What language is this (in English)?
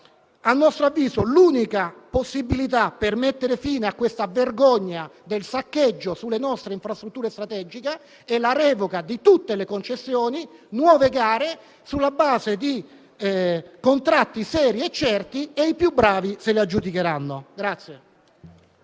Italian